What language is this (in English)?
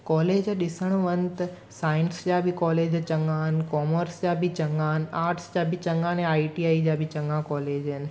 Sindhi